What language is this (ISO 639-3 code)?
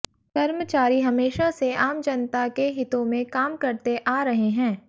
hin